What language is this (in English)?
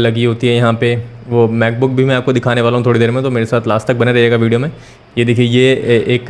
Hindi